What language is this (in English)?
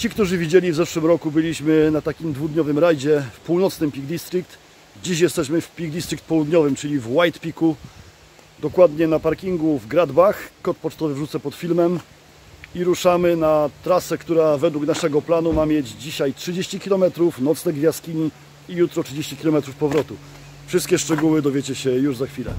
Polish